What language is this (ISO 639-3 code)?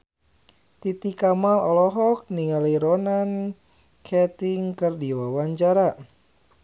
sun